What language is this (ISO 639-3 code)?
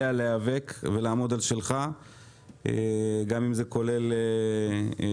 heb